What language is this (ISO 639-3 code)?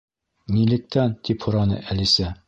bak